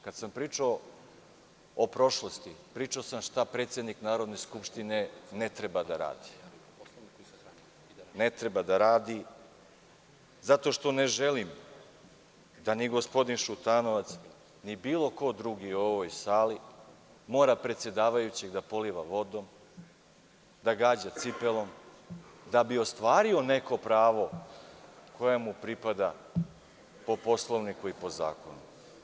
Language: Serbian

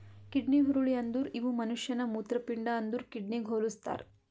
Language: Kannada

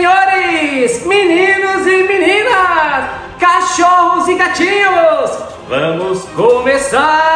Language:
Portuguese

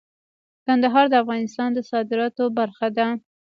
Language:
Pashto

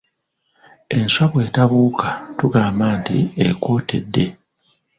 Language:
Ganda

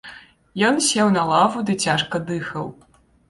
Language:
Belarusian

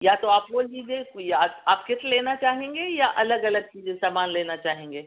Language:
Urdu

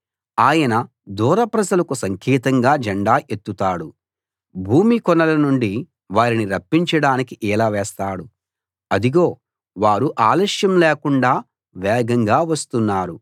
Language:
Telugu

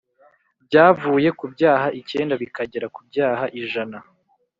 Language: Kinyarwanda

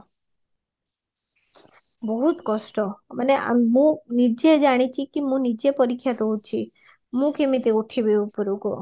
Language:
Odia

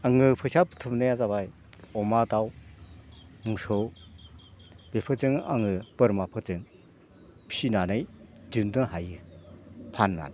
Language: Bodo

